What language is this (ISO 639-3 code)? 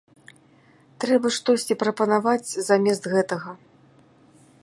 bel